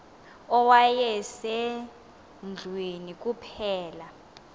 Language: Xhosa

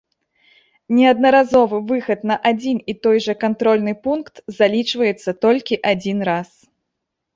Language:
Belarusian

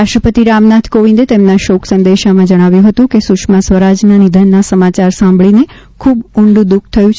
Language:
Gujarati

